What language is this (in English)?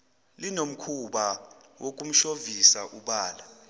Zulu